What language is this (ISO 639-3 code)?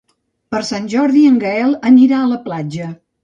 cat